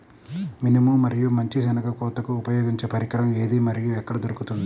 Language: Telugu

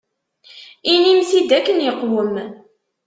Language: Kabyle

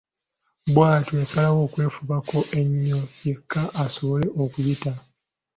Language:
Ganda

